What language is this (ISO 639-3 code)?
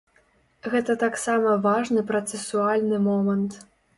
bel